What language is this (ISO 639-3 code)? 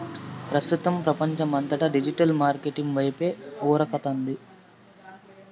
tel